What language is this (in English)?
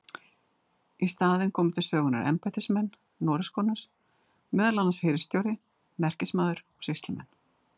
Icelandic